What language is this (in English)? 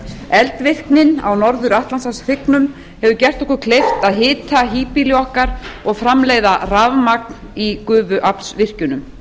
Icelandic